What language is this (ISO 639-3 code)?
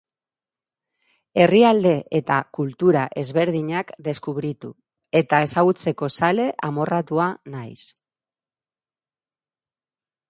eus